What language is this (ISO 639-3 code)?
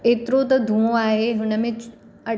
snd